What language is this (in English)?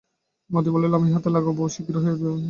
Bangla